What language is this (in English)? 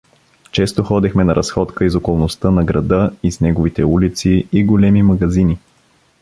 Bulgarian